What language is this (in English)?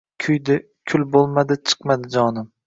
Uzbek